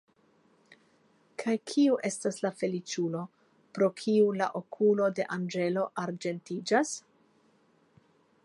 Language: Esperanto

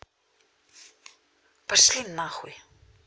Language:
Russian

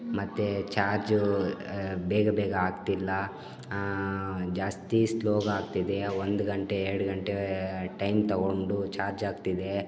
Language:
Kannada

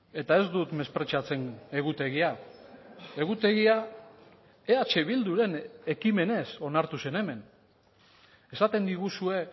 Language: Basque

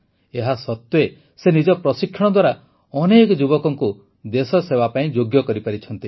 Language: Odia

